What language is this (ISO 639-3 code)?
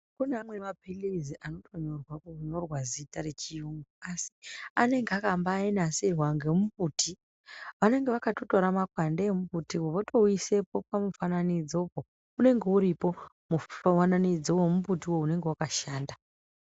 ndc